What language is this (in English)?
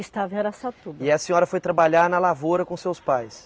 Portuguese